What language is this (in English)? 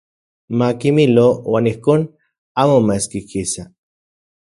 Central Puebla Nahuatl